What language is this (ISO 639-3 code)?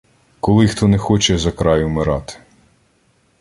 ukr